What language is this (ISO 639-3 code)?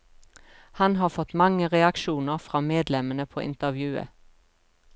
nor